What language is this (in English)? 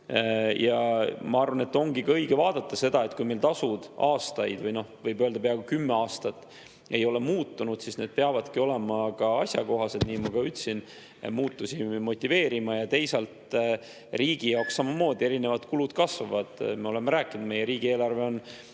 Estonian